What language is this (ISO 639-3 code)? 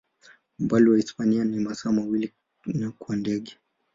swa